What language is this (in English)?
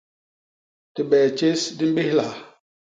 Basaa